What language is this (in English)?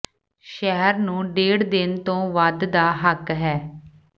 Punjabi